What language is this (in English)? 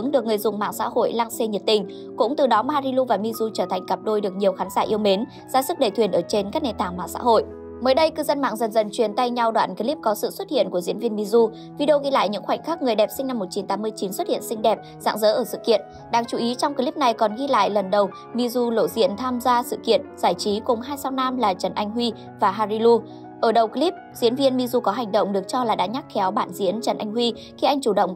Vietnamese